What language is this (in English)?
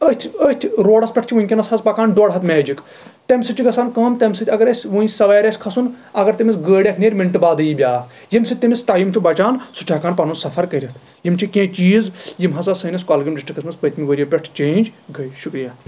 Kashmiri